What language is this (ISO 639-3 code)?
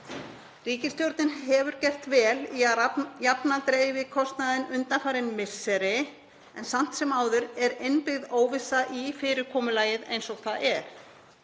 isl